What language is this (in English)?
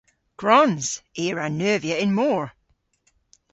Cornish